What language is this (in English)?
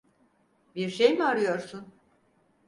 Turkish